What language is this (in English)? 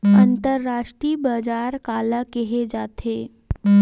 Chhattisgarhi